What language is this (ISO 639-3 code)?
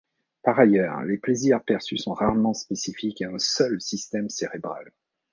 fra